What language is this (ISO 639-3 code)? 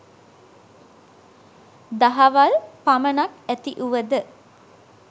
sin